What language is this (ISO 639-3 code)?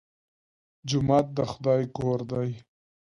pus